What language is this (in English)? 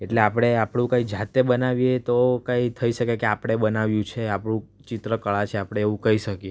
Gujarati